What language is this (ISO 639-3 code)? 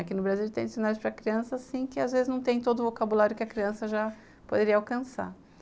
por